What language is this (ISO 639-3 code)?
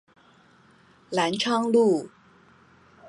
zho